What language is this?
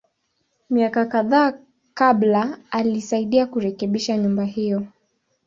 Swahili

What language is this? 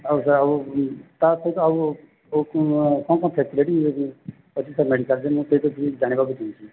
Odia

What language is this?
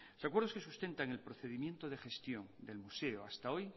Spanish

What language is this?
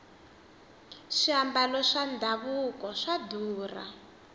Tsonga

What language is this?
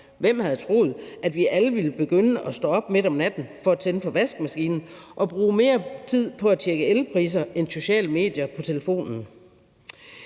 Danish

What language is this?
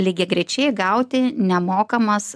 Lithuanian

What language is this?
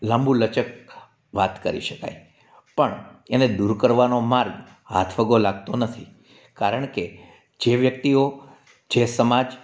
Gujarati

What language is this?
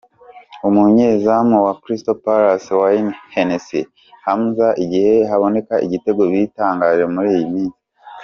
Kinyarwanda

